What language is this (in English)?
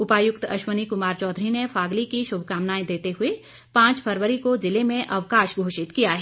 Hindi